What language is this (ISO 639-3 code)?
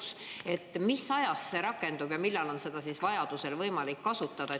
est